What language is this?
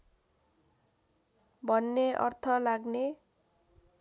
Nepali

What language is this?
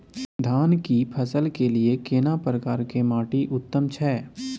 Maithili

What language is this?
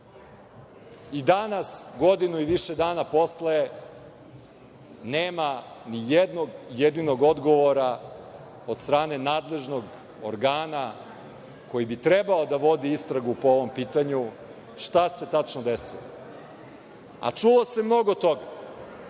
Serbian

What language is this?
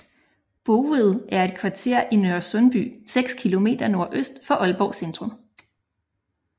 Danish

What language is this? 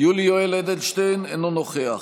Hebrew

